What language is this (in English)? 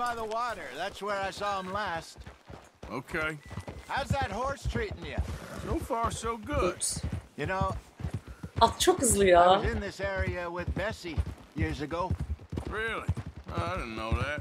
Turkish